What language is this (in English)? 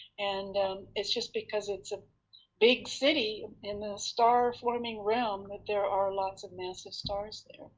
English